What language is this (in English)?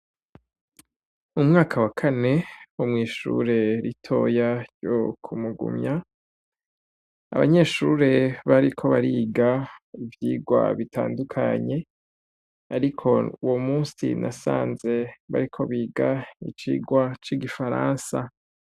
Rundi